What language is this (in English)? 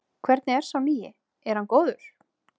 Icelandic